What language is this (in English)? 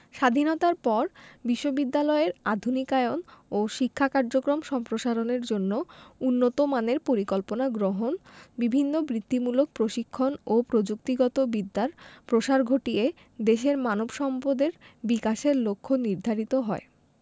Bangla